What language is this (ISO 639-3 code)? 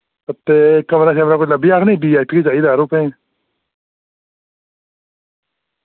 doi